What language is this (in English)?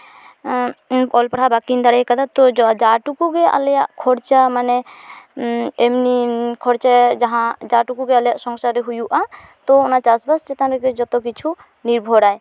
Santali